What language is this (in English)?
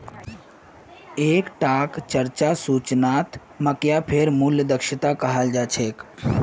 Magahi